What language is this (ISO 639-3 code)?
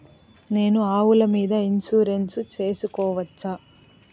tel